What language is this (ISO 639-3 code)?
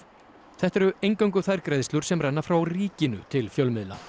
isl